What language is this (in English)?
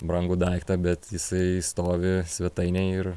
Lithuanian